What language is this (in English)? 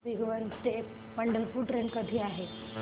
Marathi